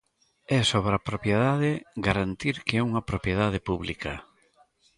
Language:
Galician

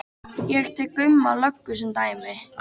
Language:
Icelandic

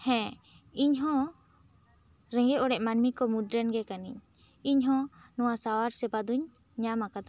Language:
Santali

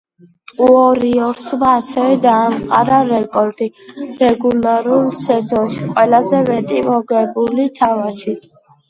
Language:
Georgian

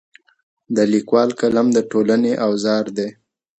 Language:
Pashto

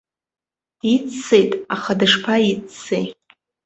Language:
Abkhazian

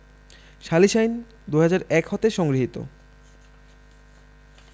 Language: Bangla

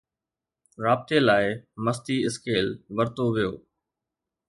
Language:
Sindhi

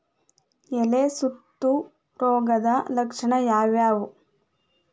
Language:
Kannada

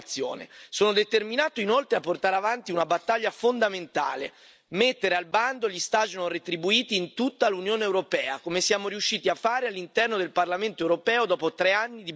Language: Italian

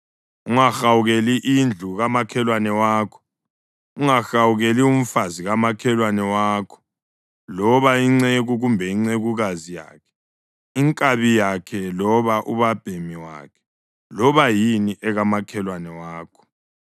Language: North Ndebele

